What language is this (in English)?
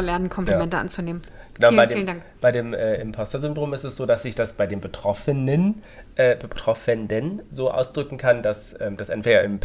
German